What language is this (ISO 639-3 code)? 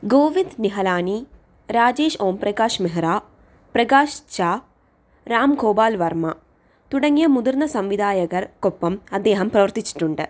mal